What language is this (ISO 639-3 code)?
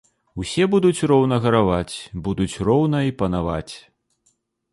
bel